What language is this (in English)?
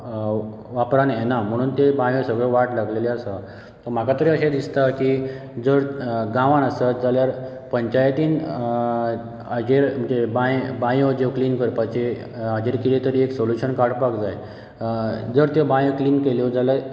Konkani